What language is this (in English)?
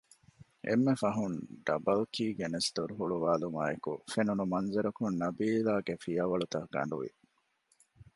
Divehi